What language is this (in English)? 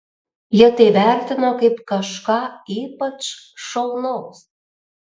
Lithuanian